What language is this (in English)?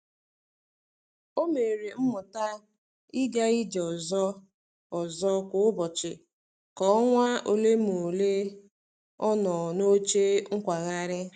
Igbo